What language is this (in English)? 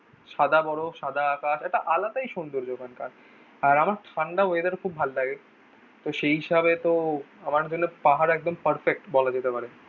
Bangla